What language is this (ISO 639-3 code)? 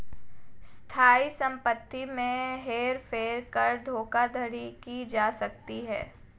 hin